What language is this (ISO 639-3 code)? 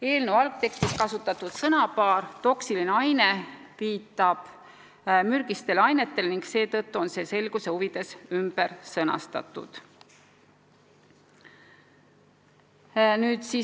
est